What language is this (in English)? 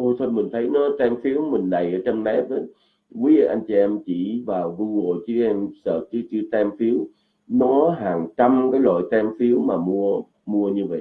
Vietnamese